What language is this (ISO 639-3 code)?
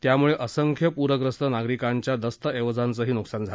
mar